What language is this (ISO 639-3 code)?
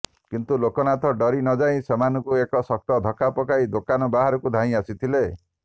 ori